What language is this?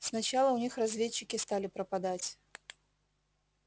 Russian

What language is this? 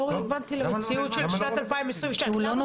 Hebrew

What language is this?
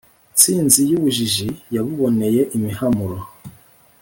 Kinyarwanda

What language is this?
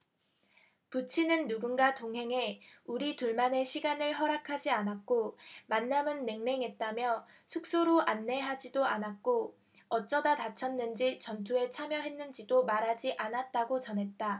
Korean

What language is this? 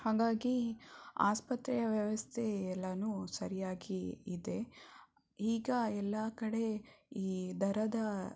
Kannada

